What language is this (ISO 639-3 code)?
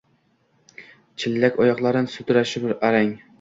uzb